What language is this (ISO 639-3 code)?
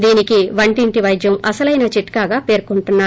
tel